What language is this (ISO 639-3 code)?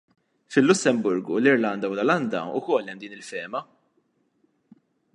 mlt